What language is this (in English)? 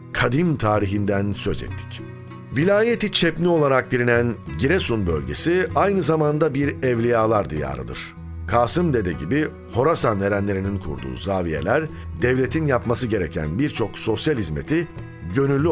Turkish